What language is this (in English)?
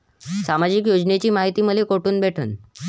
Marathi